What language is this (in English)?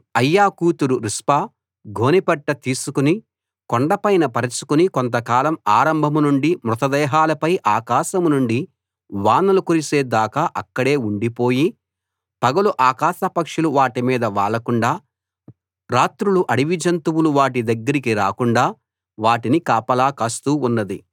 Telugu